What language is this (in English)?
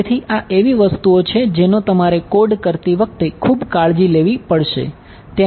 Gujarati